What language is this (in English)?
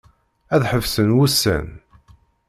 Kabyle